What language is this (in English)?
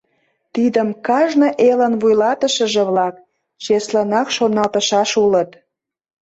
Mari